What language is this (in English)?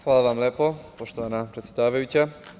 Serbian